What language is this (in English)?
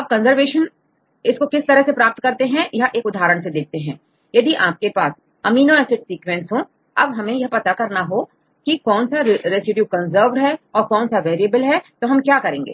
Hindi